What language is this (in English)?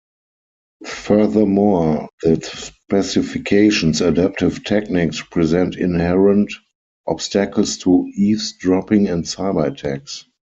English